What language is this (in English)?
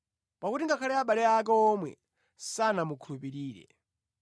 Nyanja